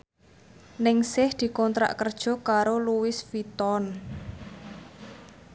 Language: Javanese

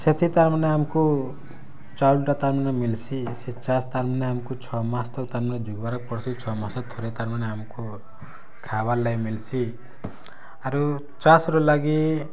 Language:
Odia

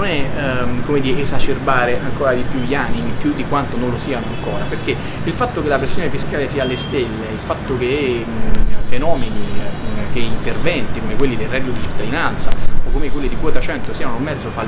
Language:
Italian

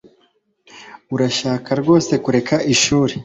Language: Kinyarwanda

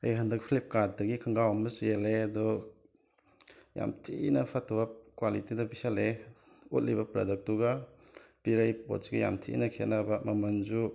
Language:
Manipuri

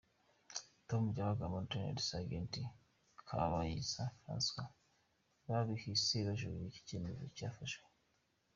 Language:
Kinyarwanda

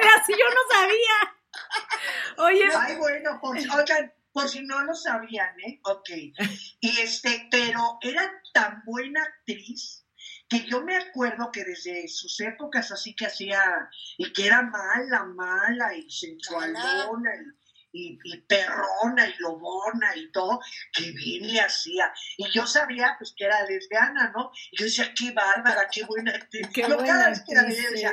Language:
Spanish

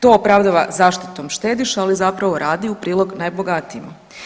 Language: Croatian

